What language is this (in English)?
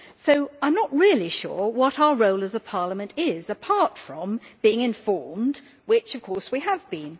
English